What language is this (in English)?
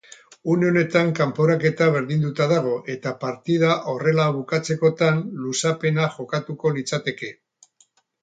Basque